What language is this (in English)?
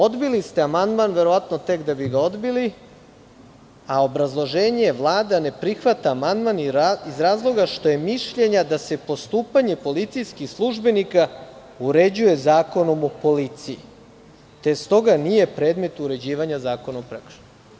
Serbian